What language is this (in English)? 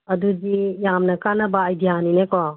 Manipuri